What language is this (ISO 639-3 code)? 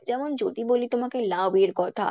ben